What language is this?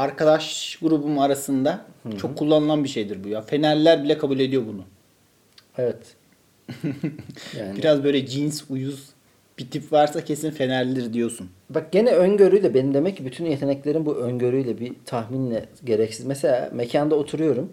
Turkish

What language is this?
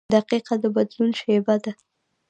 Pashto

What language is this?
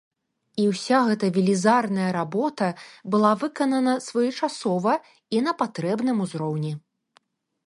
Belarusian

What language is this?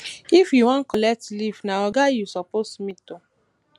Nigerian Pidgin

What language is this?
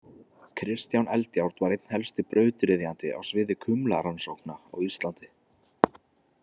Icelandic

